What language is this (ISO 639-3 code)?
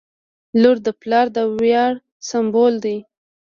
pus